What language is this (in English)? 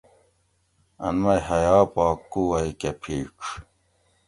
Gawri